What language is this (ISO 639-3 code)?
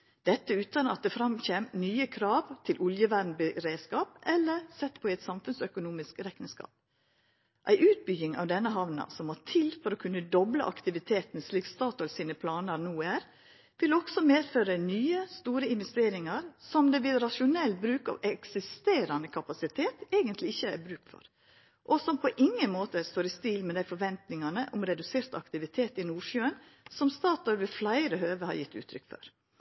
nno